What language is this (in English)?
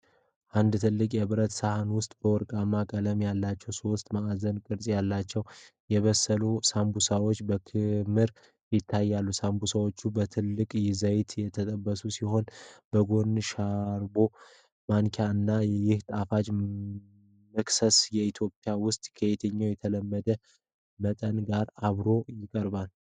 Amharic